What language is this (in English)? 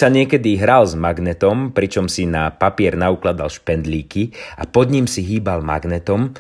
Slovak